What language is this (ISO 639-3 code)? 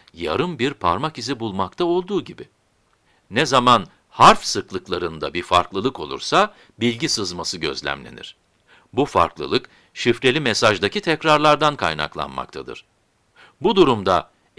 tur